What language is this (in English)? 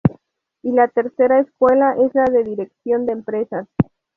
Spanish